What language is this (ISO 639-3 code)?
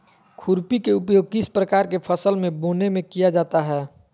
mag